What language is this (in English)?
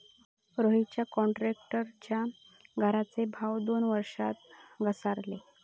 Marathi